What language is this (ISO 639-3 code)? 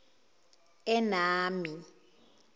zul